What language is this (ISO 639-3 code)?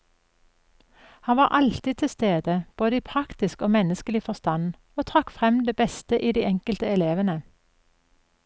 nor